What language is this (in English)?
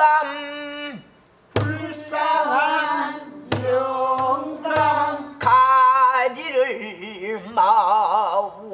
Korean